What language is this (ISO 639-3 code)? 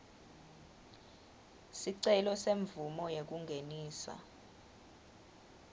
ssw